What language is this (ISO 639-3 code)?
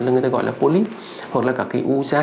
vie